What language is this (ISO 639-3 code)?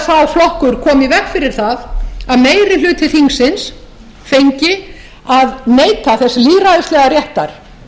isl